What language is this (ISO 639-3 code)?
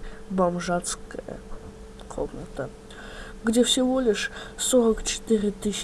rus